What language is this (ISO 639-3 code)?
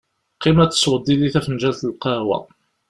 kab